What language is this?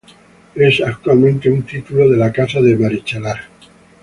Spanish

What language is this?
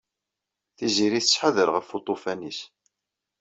Kabyle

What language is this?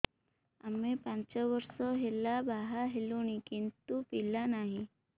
Odia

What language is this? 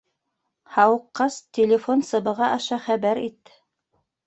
Bashkir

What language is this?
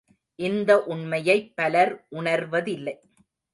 Tamil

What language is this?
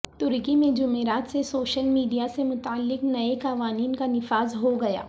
Urdu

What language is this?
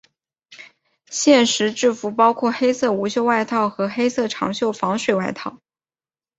Chinese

